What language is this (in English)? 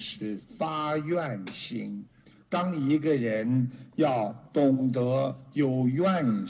Chinese